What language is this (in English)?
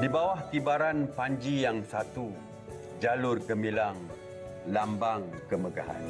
Malay